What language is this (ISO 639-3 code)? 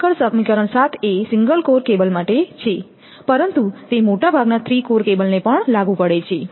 guj